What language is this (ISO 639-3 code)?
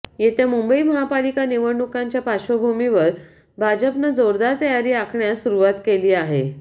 mar